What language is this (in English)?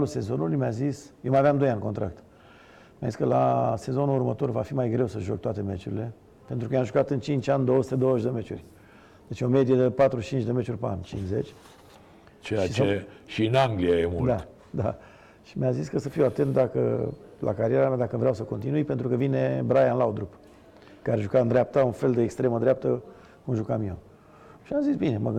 Romanian